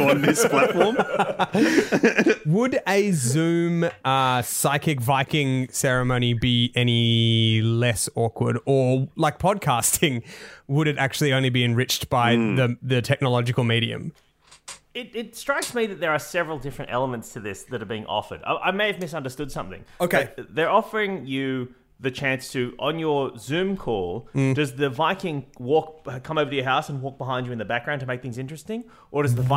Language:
English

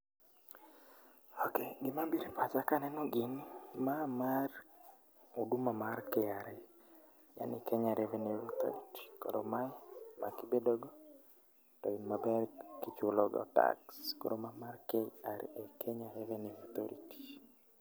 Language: Luo (Kenya and Tanzania)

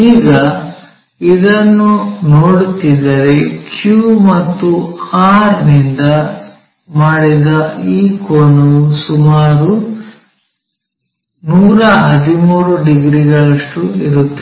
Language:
Kannada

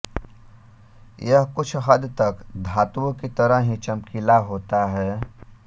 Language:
Hindi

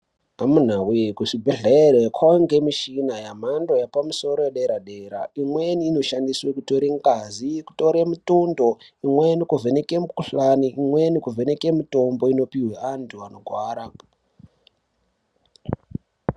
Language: Ndau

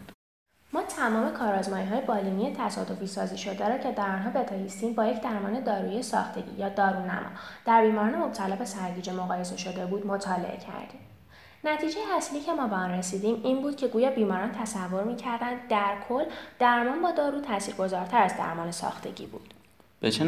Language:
Persian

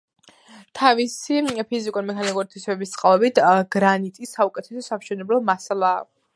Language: Georgian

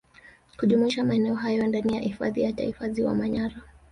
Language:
Swahili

